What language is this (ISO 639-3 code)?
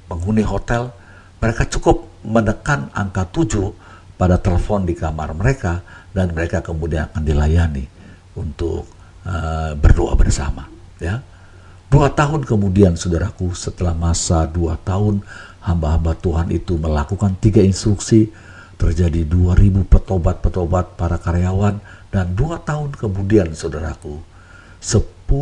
ind